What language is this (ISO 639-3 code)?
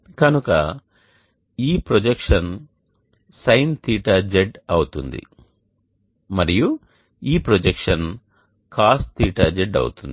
tel